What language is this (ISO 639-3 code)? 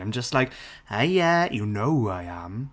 eng